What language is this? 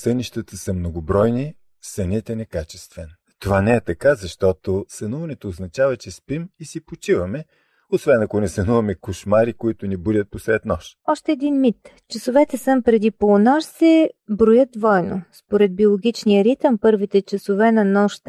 Bulgarian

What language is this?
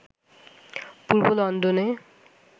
Bangla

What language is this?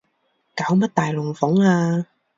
Cantonese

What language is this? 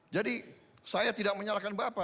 Indonesian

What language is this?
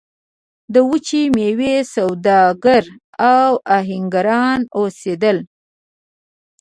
Pashto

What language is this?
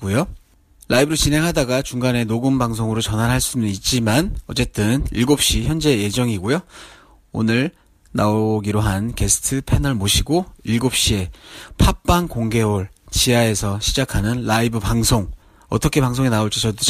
Korean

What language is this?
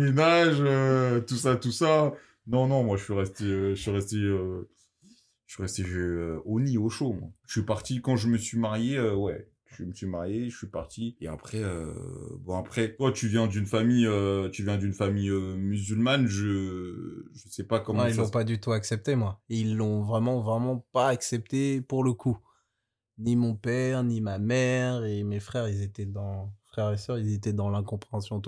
French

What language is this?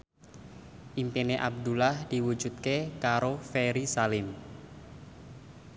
Javanese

